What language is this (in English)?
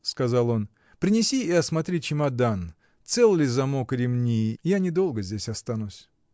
Russian